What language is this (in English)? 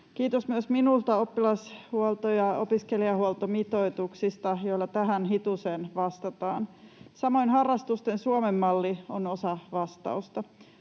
Finnish